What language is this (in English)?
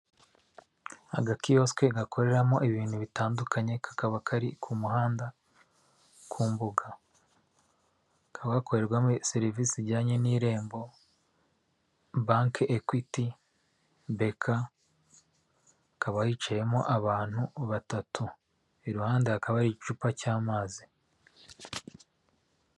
Kinyarwanda